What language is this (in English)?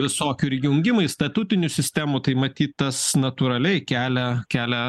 Lithuanian